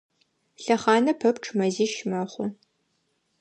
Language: Adyghe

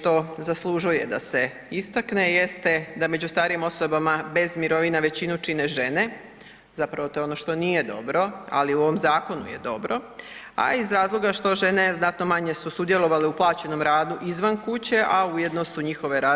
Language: Croatian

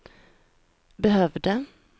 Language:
Swedish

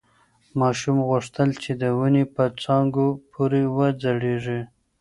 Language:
Pashto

